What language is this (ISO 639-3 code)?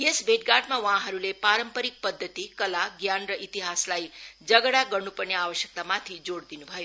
nep